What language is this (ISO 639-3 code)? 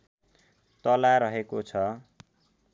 nep